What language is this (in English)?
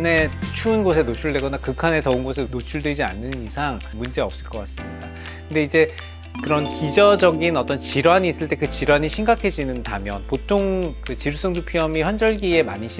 Korean